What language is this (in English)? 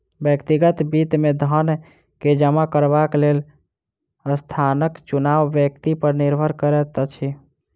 Maithili